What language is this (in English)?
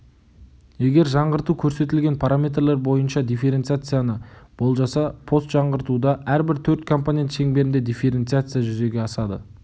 Kazakh